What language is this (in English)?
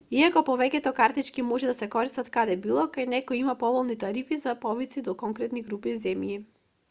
Macedonian